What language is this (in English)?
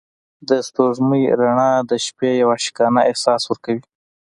Pashto